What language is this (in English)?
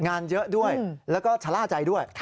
Thai